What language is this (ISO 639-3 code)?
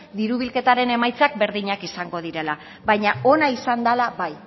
eus